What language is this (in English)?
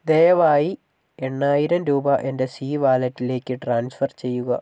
Malayalam